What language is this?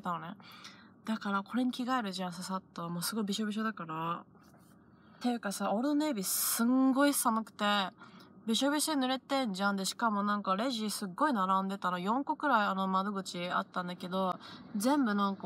Japanese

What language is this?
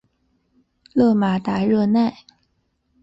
Chinese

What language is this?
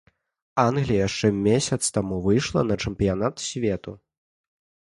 Belarusian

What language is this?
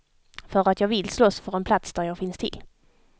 Swedish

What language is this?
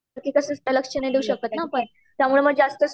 Marathi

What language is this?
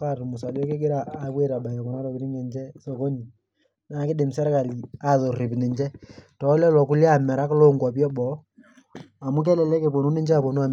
Masai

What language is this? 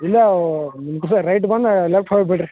Kannada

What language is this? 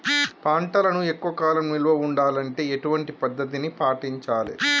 Telugu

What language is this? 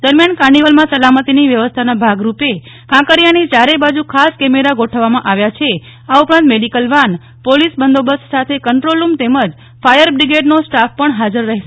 Gujarati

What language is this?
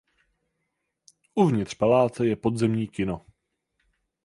Czech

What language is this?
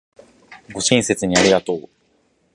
Japanese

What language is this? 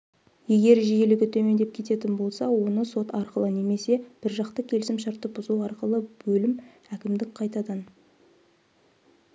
Kazakh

